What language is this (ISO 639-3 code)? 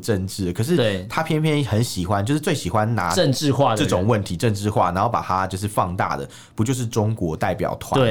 zho